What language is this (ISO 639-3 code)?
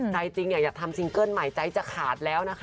tha